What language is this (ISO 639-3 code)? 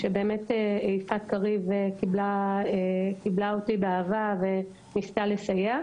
heb